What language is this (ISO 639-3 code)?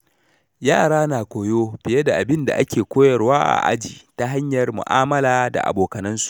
hau